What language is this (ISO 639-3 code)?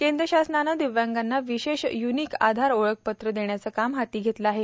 mar